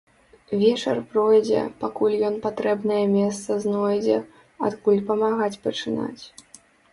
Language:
Belarusian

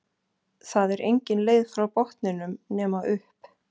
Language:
Icelandic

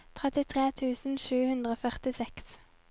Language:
Norwegian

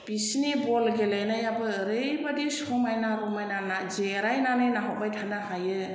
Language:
Bodo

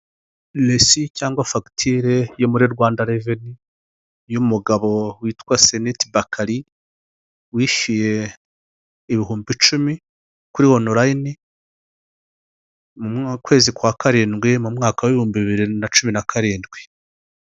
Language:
Kinyarwanda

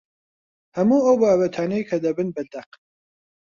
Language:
Central Kurdish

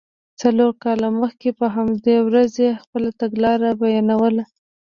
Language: Pashto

